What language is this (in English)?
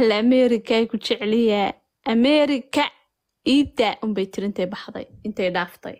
Arabic